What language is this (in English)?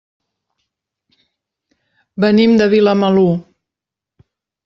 Catalan